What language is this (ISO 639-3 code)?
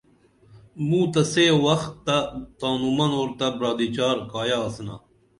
dml